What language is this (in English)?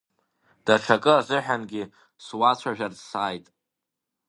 Abkhazian